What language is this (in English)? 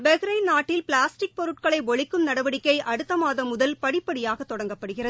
Tamil